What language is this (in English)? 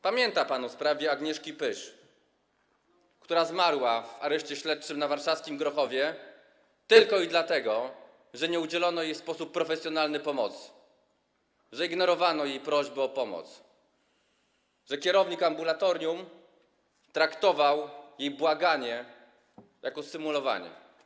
Polish